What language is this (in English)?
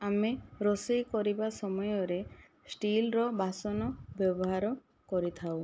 Odia